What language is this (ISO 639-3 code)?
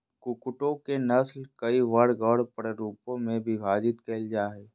mag